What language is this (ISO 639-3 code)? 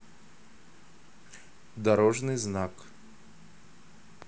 rus